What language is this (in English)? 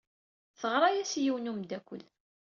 Kabyle